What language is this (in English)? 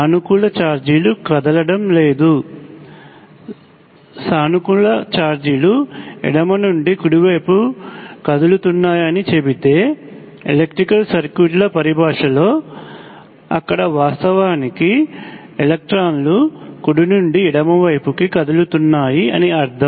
Telugu